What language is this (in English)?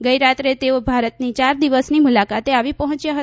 Gujarati